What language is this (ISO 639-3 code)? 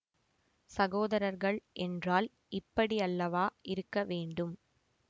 tam